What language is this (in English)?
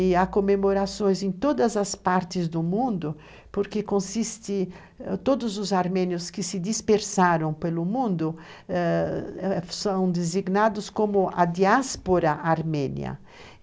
Portuguese